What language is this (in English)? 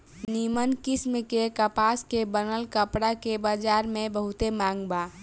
Bhojpuri